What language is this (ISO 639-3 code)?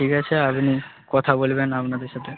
ben